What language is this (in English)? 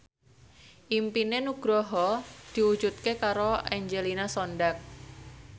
Javanese